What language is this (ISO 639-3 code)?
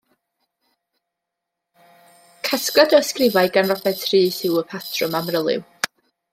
cym